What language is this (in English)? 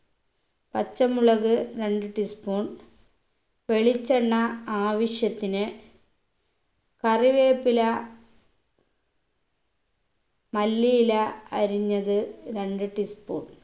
Malayalam